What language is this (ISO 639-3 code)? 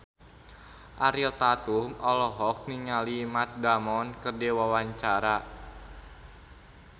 sun